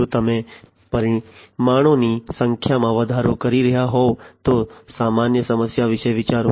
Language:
Gujarati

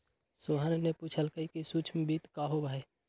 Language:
Magahi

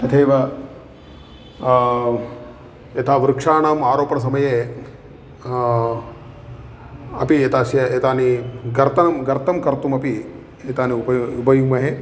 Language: Sanskrit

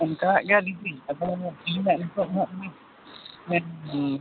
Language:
Santali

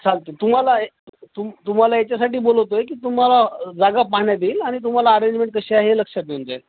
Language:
Marathi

